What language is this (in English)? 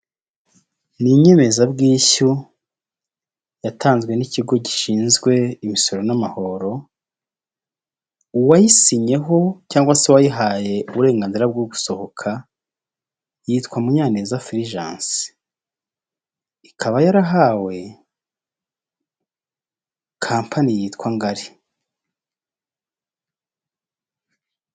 Kinyarwanda